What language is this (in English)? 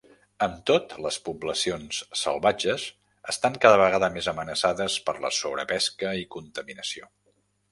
Catalan